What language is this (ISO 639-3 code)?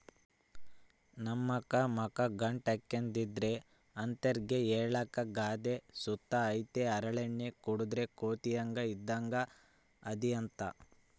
kan